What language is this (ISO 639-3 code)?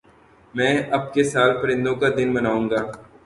urd